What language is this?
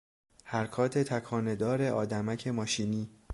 Persian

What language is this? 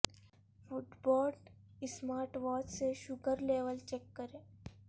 Urdu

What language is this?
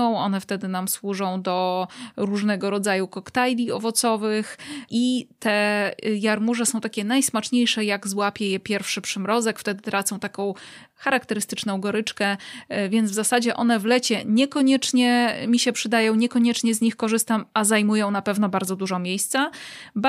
Polish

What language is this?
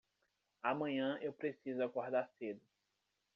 Portuguese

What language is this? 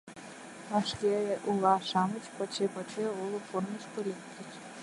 Mari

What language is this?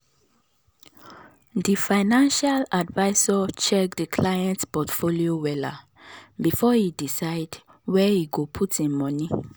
Nigerian Pidgin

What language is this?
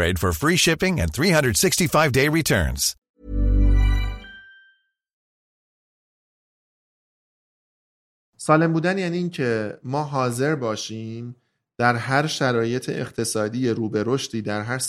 Persian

